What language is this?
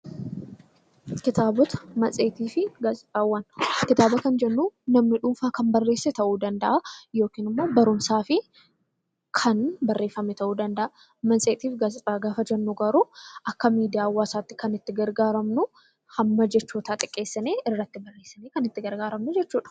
Oromo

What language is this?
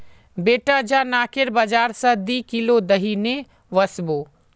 Magahi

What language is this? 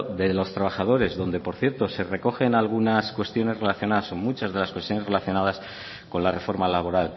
Spanish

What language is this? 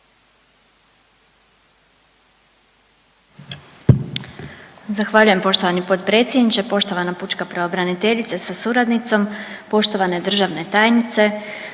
Croatian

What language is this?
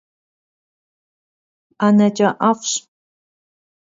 Kabardian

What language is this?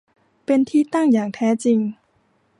Thai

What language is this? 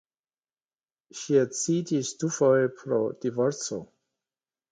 Esperanto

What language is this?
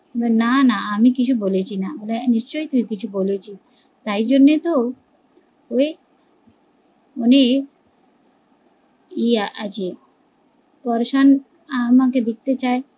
Bangla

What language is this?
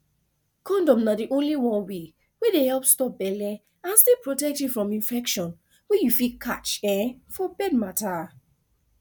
Nigerian Pidgin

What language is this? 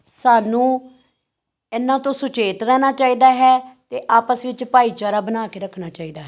Punjabi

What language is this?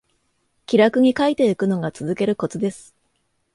Japanese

